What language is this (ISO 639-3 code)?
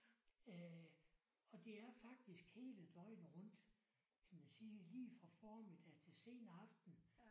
dan